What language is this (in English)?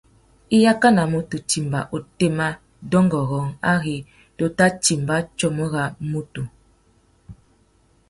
Tuki